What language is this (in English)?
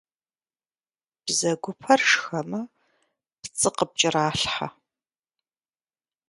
Kabardian